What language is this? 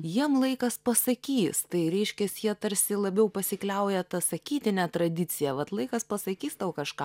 Lithuanian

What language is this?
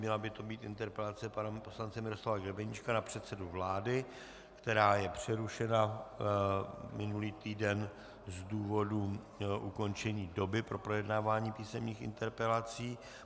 Czech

